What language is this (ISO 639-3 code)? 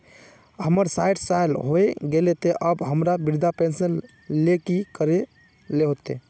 mag